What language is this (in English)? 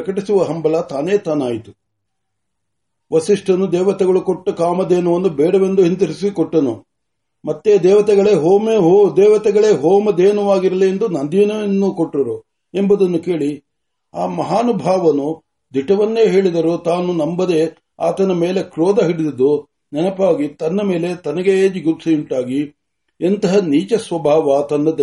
Marathi